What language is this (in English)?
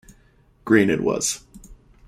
English